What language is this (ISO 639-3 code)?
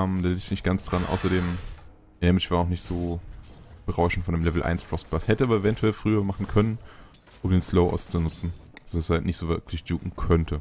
deu